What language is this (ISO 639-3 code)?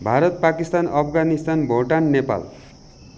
nep